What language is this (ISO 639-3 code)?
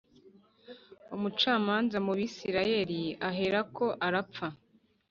kin